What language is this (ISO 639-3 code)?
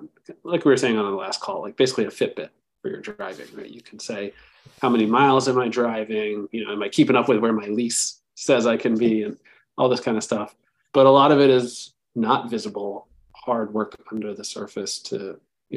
eng